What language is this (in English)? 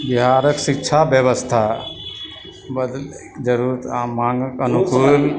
Maithili